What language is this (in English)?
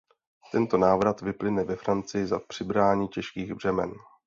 Czech